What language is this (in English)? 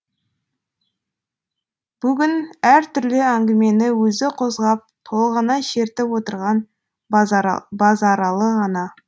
Kazakh